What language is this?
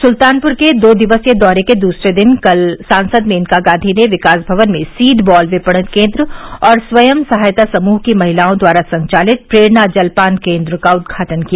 Hindi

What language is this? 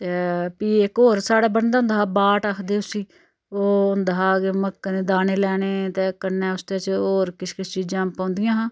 Dogri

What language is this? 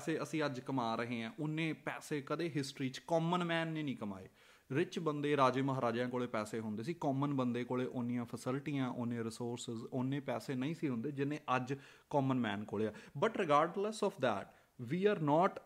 Punjabi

